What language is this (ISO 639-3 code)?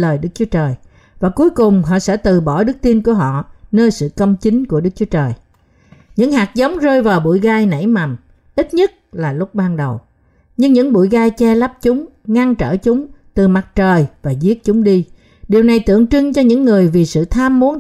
vie